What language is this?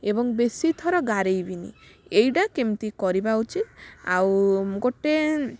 Odia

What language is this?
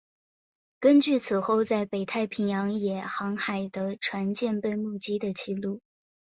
Chinese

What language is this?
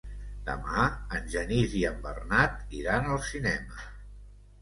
Catalan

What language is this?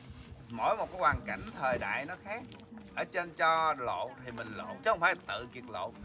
Vietnamese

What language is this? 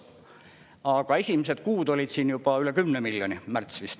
Estonian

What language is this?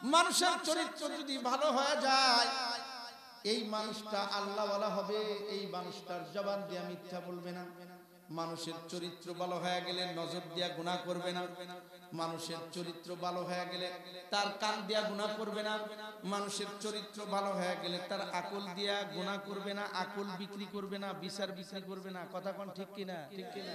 Arabic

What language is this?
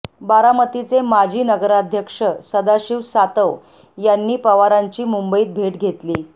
Marathi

